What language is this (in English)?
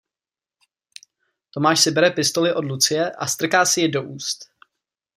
Czech